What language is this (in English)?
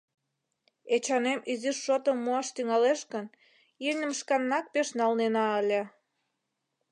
Mari